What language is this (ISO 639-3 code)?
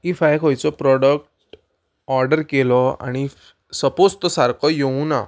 kok